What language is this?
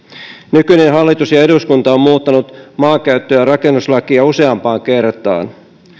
Finnish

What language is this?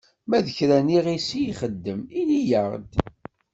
Kabyle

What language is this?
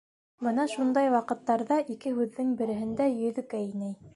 Bashkir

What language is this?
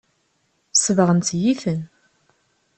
Kabyle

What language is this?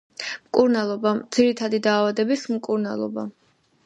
Georgian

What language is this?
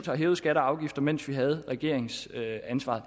Danish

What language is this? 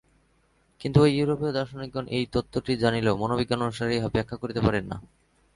Bangla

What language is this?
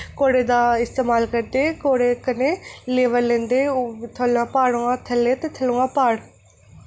Dogri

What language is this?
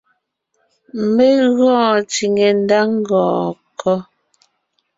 Ngiemboon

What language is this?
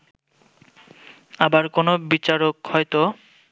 Bangla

